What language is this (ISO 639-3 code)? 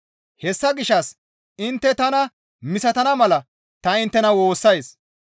gmv